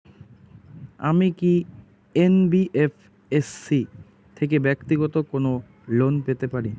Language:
Bangla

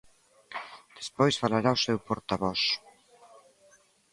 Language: Galician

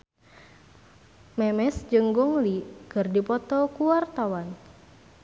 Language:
Sundanese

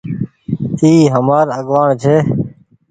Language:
Goaria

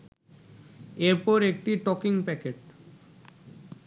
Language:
Bangla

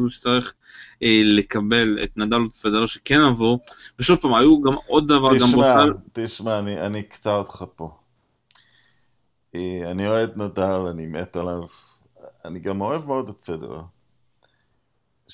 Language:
Hebrew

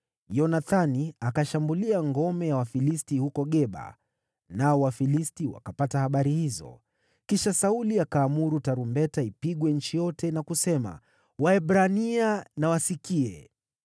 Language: Swahili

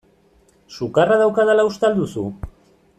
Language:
Basque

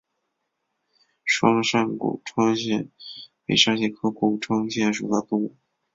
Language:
Chinese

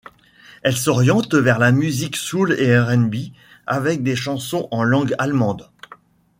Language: French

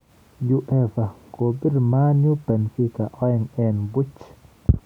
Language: Kalenjin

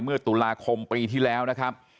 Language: Thai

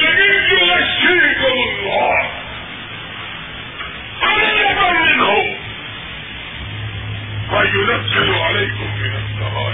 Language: Urdu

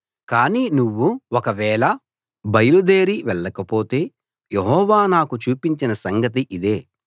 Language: Telugu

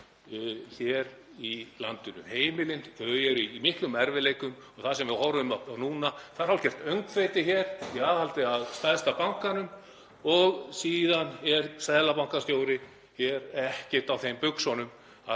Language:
Icelandic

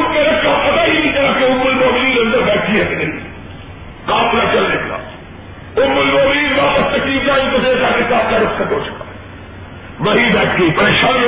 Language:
Urdu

